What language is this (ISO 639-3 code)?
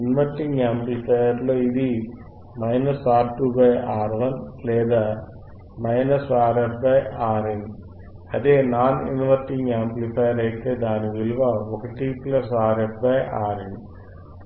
tel